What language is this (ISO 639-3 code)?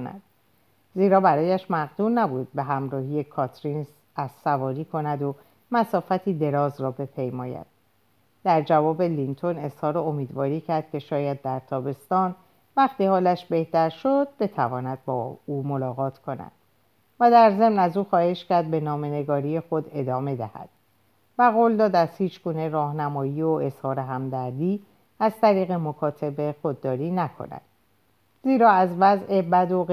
fas